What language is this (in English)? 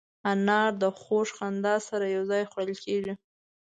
Pashto